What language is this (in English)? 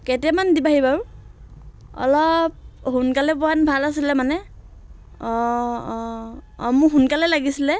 Assamese